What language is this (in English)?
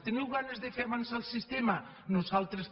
Catalan